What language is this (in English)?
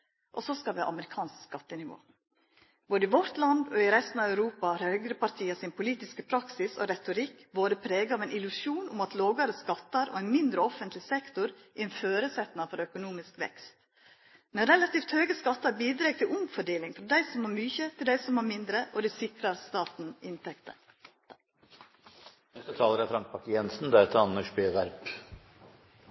Norwegian Nynorsk